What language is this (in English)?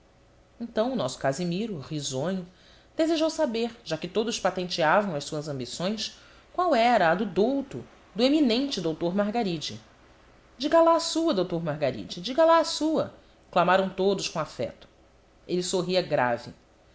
Portuguese